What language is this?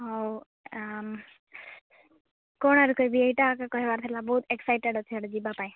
Odia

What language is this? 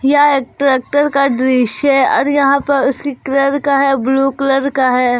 Hindi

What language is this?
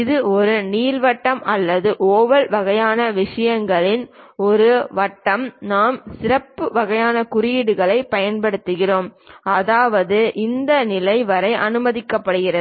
Tamil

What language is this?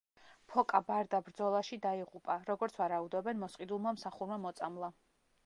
Georgian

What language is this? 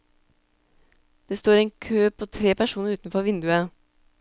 Norwegian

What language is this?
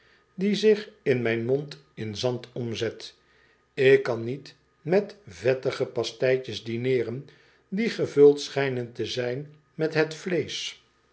Dutch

